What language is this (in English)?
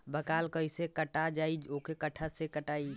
Bhojpuri